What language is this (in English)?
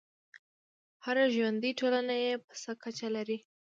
Pashto